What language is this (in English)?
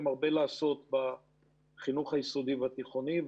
Hebrew